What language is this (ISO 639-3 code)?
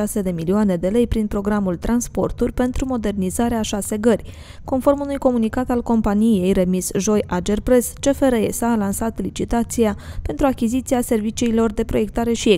ron